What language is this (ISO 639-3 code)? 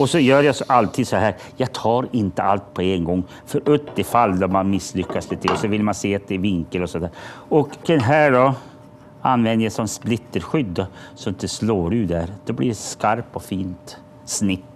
swe